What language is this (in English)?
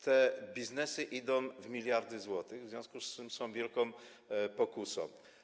Polish